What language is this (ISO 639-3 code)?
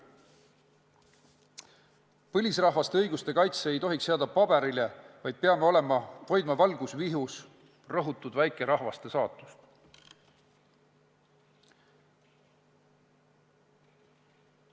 est